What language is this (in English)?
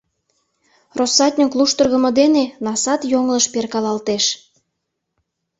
Mari